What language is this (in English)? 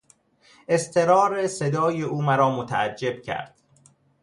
Persian